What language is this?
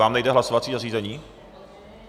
Czech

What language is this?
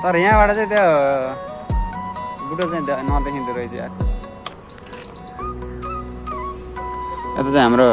Indonesian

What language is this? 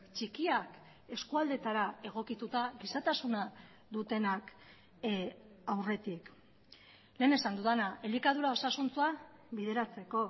Basque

